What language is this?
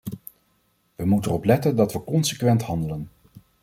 Dutch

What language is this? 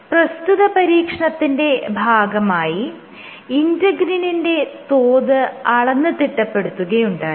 Malayalam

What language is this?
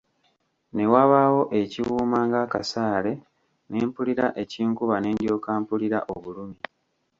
Ganda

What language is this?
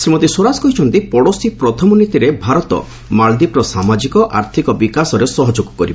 Odia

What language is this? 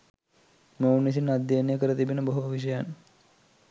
Sinhala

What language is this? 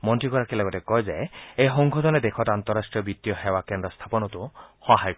Assamese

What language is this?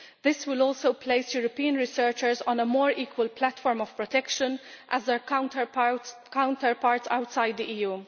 English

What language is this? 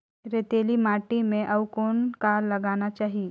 Chhattisgarhi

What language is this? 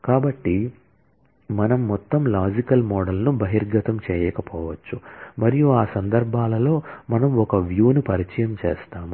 Telugu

